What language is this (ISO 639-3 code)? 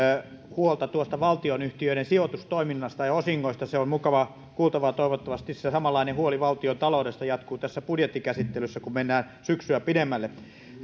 fin